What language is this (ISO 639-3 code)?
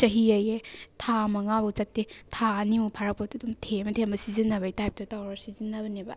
mni